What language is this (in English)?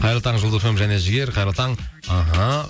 Kazakh